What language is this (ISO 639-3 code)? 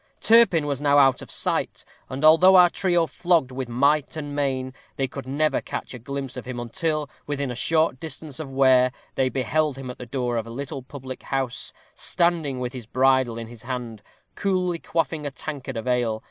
eng